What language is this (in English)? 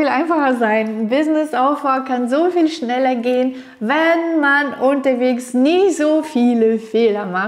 German